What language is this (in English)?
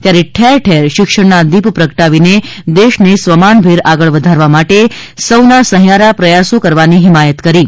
Gujarati